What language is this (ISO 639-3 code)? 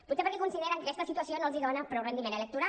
cat